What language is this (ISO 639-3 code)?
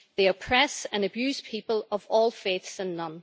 eng